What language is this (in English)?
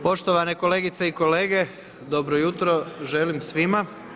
Croatian